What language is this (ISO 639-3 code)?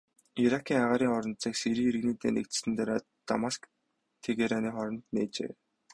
mon